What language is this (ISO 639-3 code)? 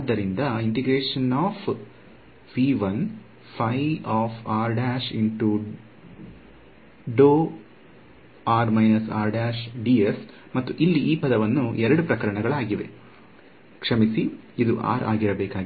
kan